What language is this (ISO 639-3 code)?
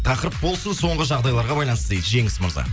kaz